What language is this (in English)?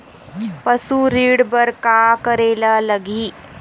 Chhattisgarhi